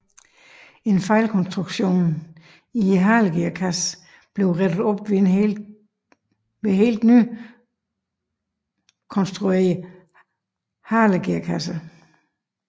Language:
Danish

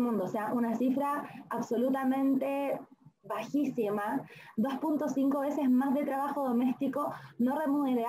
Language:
Spanish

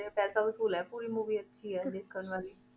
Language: Punjabi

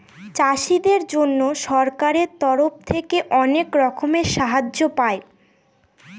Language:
Bangla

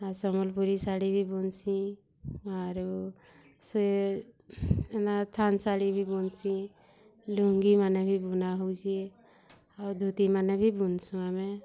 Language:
Odia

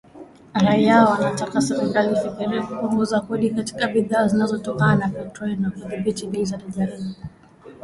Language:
Swahili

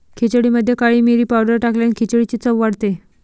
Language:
Marathi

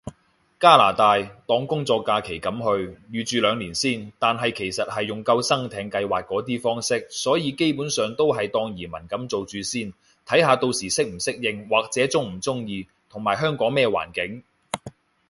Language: Cantonese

